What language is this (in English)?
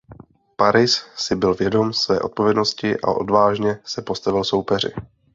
Czech